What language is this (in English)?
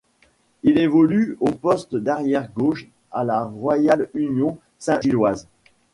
French